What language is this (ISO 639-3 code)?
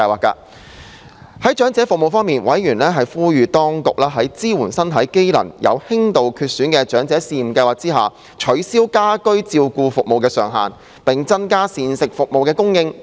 yue